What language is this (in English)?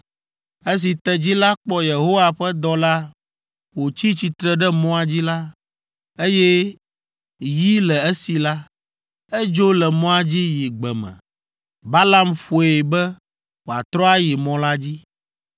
Ewe